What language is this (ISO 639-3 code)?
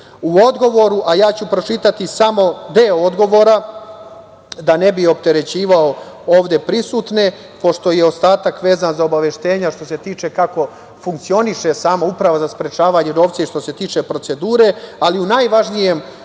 srp